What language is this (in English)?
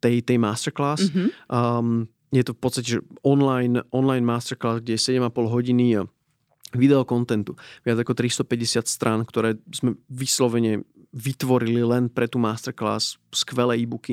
Slovak